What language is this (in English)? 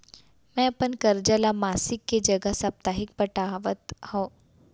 Chhattisgarhi